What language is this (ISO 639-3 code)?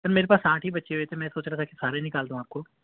urd